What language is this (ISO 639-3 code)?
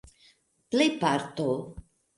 epo